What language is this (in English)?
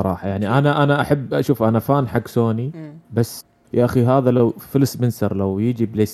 Arabic